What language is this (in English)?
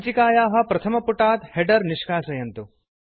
Sanskrit